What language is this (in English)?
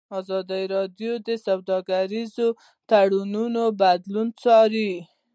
Pashto